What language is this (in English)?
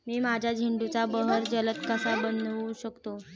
Marathi